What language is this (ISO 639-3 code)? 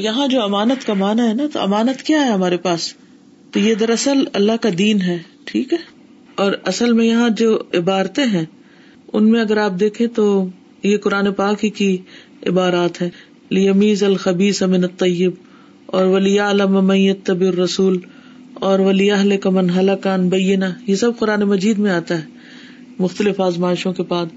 urd